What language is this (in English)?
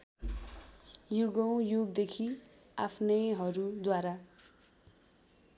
Nepali